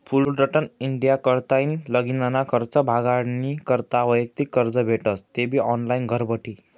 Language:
Marathi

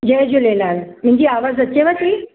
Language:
Sindhi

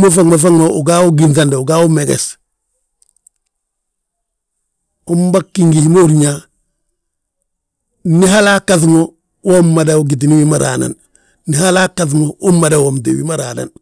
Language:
Balanta-Ganja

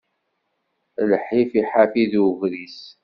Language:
Kabyle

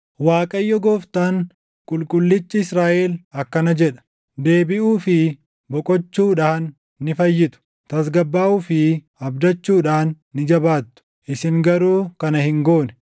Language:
Oromo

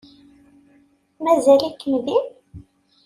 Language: Kabyle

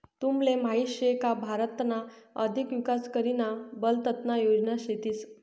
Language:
Marathi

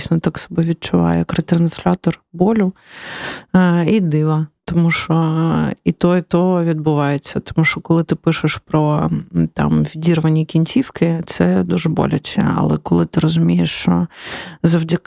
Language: Ukrainian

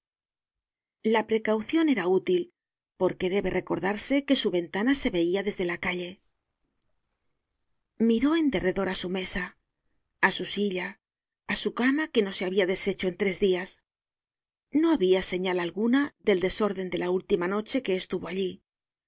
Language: Spanish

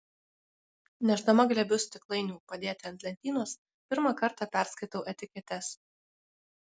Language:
Lithuanian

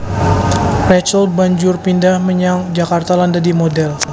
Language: Javanese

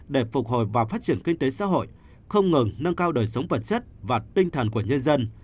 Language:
Vietnamese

